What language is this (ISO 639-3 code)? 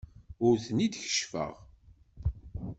kab